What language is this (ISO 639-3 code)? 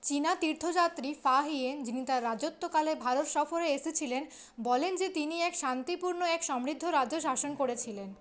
ben